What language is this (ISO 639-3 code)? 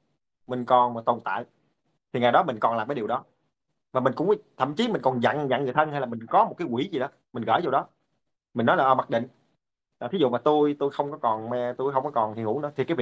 vie